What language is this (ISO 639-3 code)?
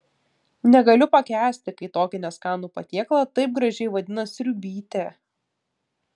lit